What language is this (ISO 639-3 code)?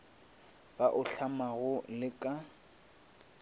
nso